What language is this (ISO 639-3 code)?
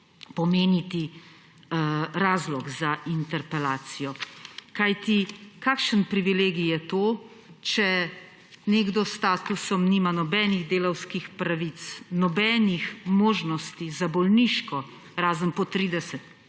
slv